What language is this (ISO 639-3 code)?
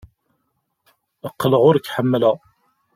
kab